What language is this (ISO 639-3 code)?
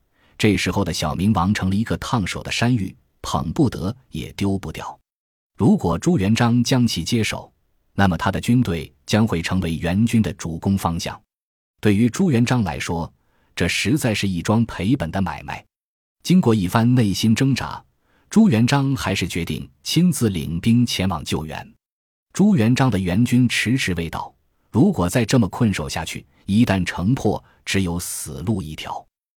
zho